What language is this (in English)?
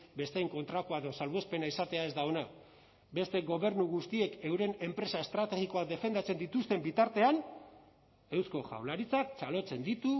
Basque